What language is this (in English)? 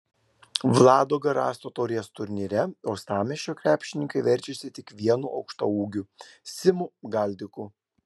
Lithuanian